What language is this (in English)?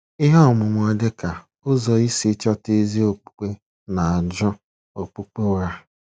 Igbo